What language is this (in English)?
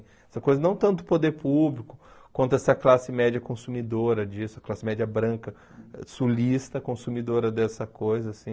Portuguese